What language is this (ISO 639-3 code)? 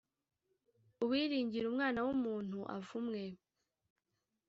kin